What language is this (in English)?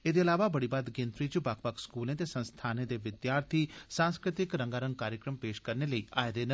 Dogri